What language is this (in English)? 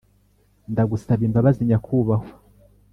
Kinyarwanda